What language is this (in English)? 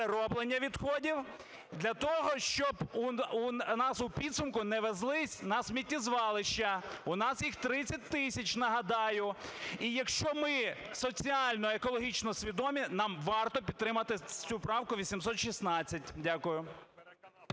Ukrainian